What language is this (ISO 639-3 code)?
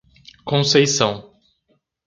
por